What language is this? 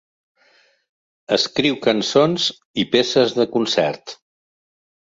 Catalan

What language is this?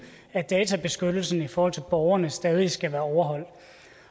Danish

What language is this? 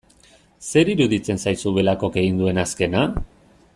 Basque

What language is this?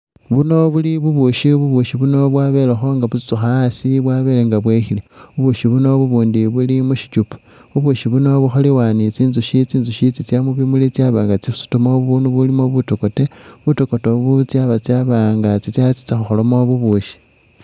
Masaaba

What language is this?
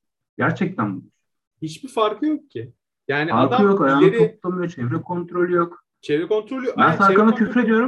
Turkish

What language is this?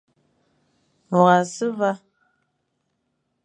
Fang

